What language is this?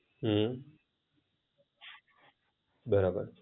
Gujarati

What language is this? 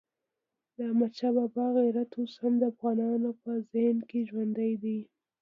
Pashto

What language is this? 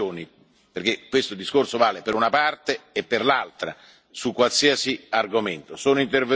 Italian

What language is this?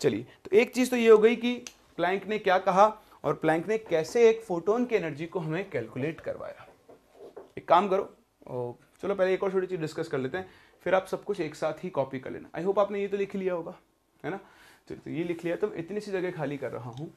Hindi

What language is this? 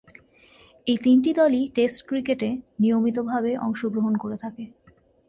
Bangla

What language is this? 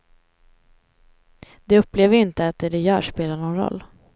Swedish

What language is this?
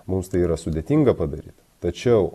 Lithuanian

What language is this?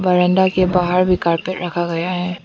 Hindi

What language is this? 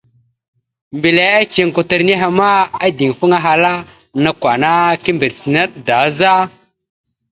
Mada (Cameroon)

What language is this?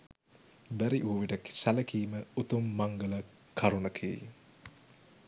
Sinhala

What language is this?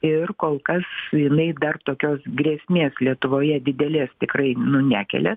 Lithuanian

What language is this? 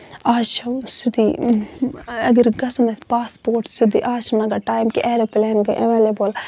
Kashmiri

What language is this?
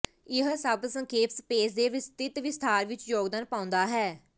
Punjabi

